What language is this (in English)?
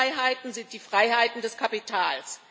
German